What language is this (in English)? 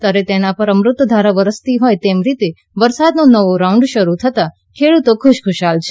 Gujarati